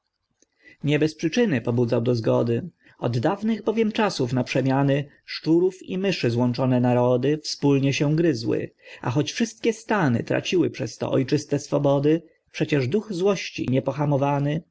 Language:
Polish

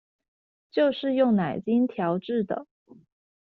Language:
Chinese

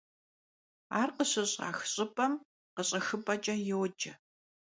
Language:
Kabardian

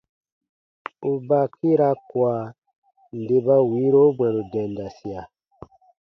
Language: Baatonum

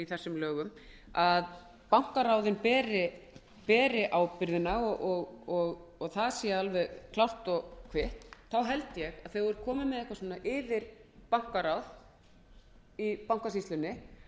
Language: Icelandic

